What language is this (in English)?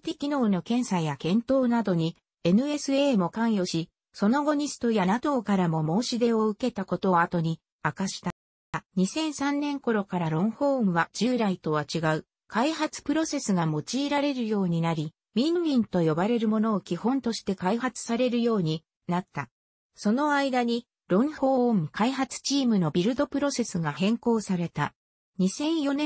Japanese